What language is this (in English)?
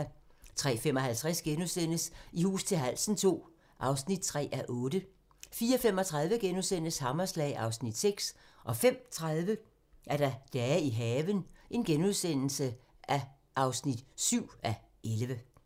Danish